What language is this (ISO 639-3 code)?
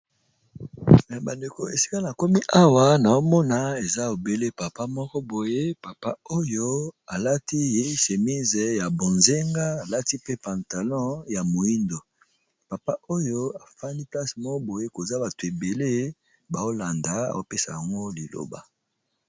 lin